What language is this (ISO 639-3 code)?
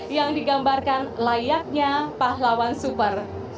ind